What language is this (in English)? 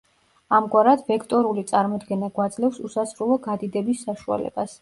Georgian